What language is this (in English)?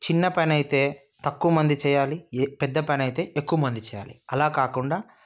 Telugu